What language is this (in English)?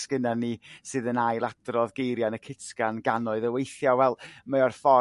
Welsh